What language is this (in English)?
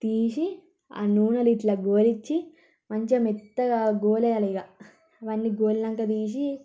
Telugu